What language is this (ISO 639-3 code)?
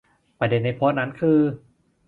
tha